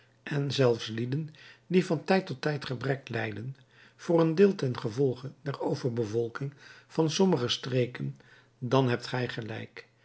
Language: Dutch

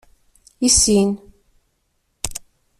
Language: Kabyle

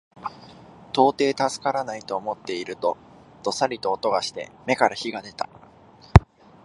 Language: Japanese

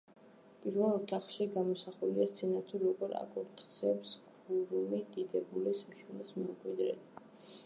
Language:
Georgian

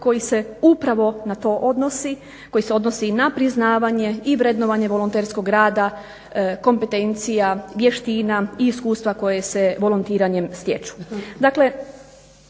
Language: Croatian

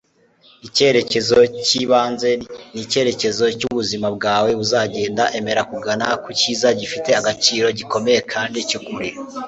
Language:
Kinyarwanda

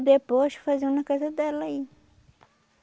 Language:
Portuguese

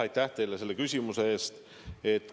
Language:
Estonian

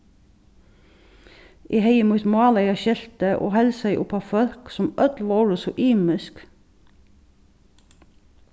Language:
Faroese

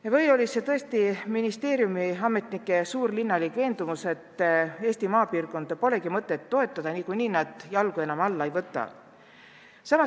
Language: Estonian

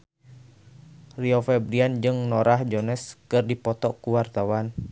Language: Sundanese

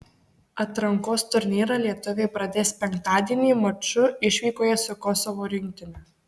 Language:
Lithuanian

